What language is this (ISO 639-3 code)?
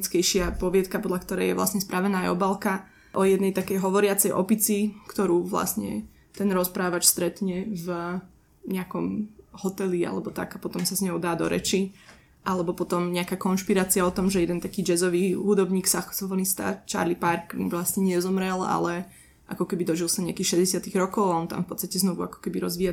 slk